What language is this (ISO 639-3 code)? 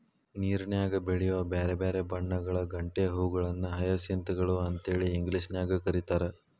kan